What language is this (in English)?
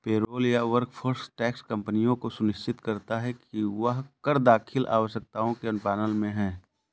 Hindi